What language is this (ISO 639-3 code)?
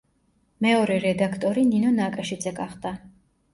kat